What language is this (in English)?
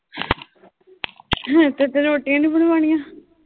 Punjabi